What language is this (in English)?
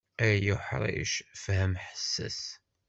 Kabyle